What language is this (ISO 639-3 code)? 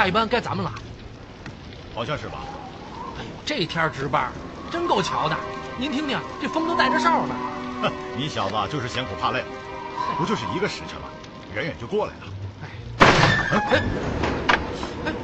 zho